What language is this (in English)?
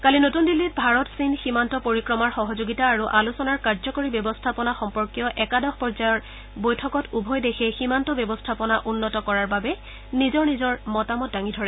Assamese